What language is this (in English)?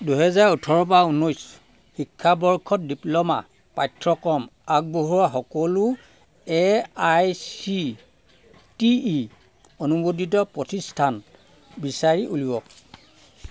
Assamese